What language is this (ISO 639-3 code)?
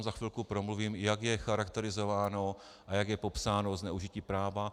ces